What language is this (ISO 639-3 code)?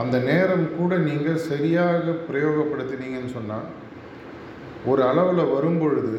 tam